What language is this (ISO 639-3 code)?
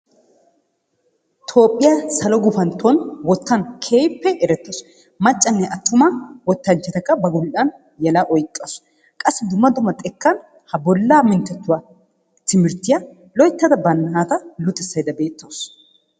wal